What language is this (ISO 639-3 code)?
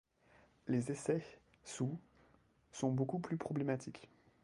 fra